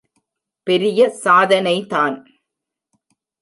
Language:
Tamil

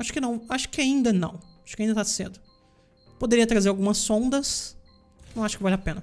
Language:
Portuguese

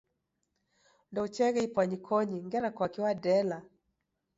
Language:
Taita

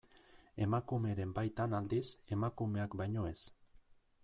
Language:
Basque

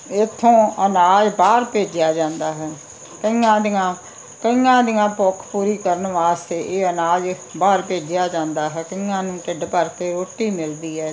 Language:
Punjabi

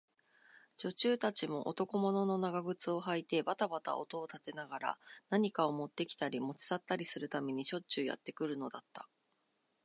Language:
Japanese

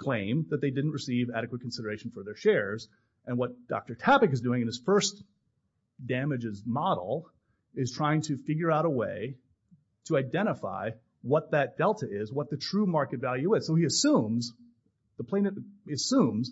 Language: English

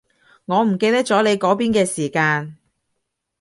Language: Cantonese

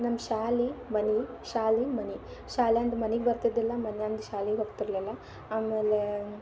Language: Kannada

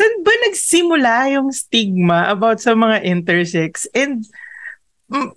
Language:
Filipino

